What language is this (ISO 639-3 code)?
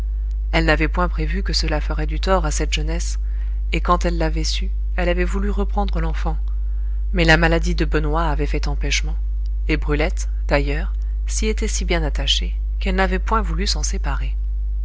fra